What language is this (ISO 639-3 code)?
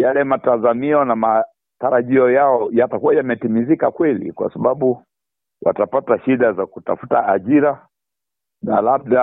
swa